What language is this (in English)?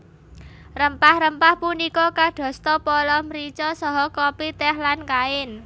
Javanese